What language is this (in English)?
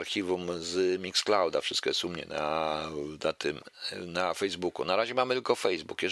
Polish